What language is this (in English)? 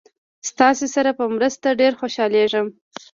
Pashto